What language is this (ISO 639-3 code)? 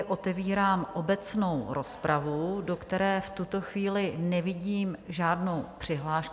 ces